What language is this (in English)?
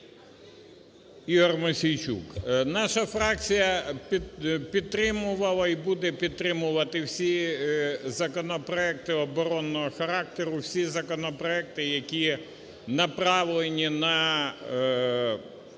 Ukrainian